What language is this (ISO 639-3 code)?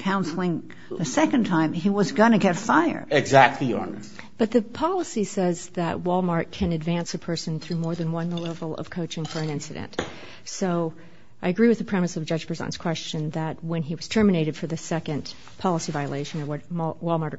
eng